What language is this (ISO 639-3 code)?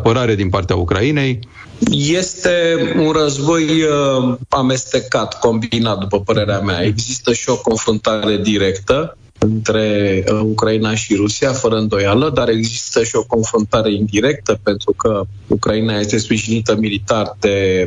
ron